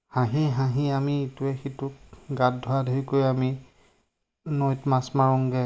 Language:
Assamese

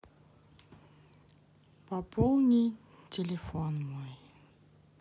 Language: Russian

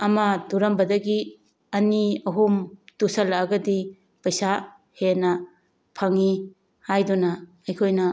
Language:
Manipuri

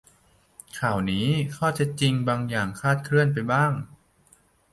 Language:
Thai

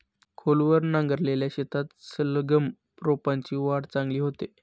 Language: Marathi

